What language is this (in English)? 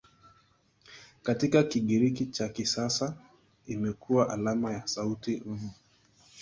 Swahili